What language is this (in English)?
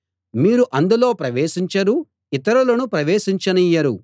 Telugu